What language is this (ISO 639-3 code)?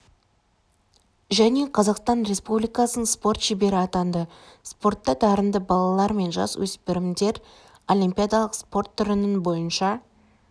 kaz